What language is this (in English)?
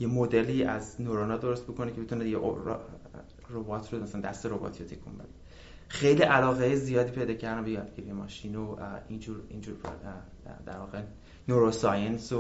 Persian